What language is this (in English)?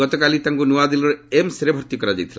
Odia